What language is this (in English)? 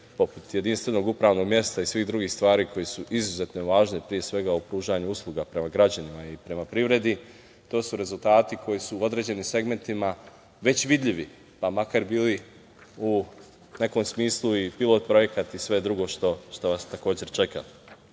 Serbian